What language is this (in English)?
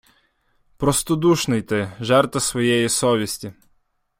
Ukrainian